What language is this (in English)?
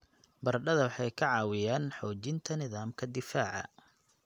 Somali